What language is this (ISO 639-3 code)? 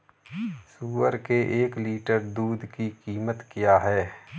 hin